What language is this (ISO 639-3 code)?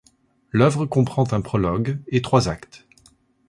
fra